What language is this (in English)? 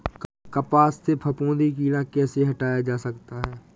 Hindi